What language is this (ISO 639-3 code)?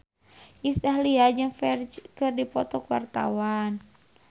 sun